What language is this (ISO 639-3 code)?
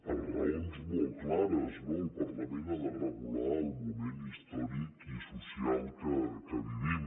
cat